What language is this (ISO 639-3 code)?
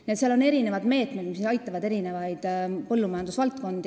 est